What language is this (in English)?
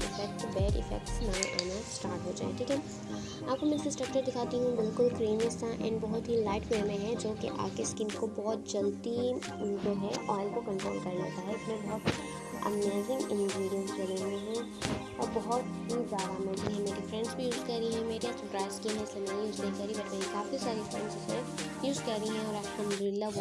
Urdu